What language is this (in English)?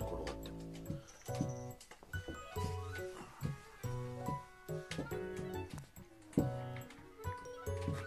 Japanese